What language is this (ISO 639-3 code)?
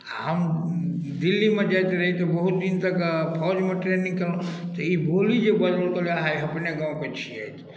mai